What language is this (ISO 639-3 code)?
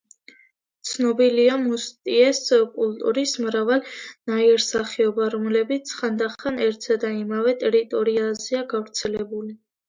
kat